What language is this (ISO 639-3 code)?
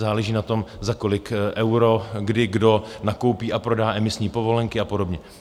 ces